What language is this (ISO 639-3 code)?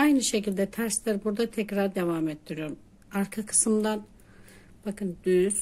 tur